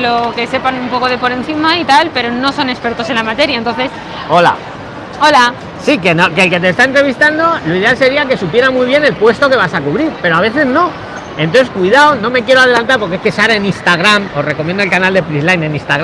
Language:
Spanish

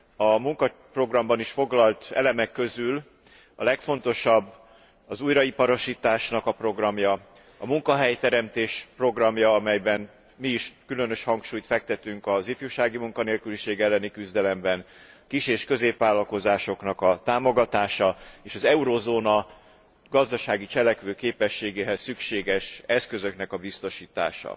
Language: Hungarian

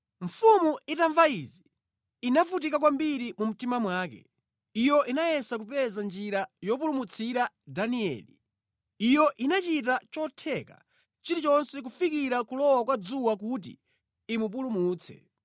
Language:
Nyanja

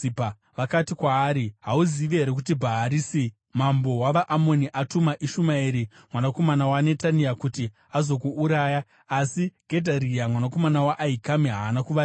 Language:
Shona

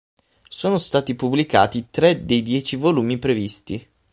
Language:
Italian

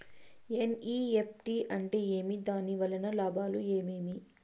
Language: Telugu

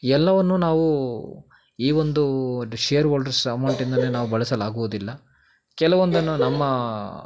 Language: Kannada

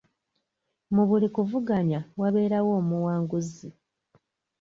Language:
Ganda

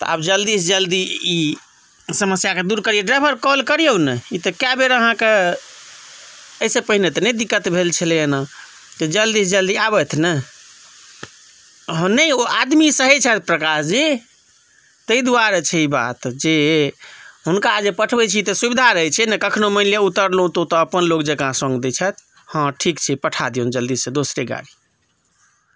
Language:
Maithili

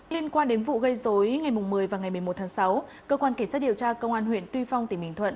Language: Vietnamese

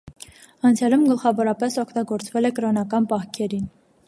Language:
Armenian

